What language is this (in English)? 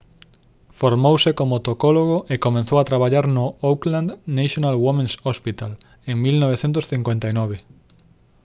Galician